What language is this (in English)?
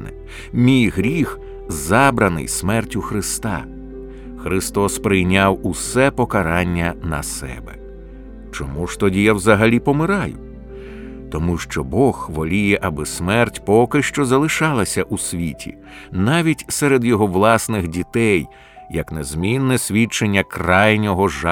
Ukrainian